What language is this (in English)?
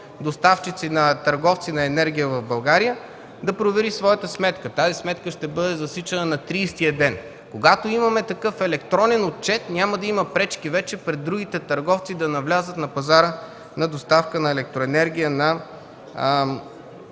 Bulgarian